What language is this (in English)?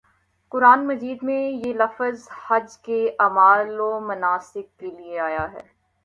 Urdu